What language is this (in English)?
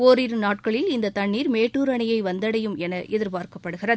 Tamil